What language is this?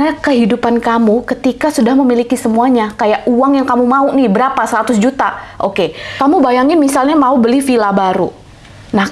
Indonesian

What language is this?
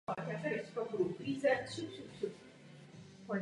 Czech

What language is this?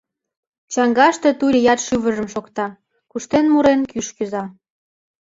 Mari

